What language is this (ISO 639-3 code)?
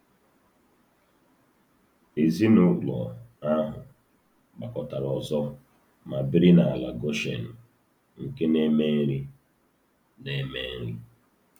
ibo